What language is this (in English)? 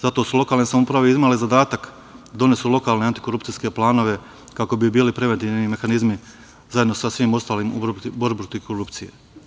Serbian